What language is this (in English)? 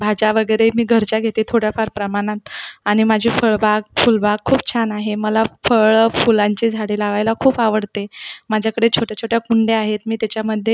Marathi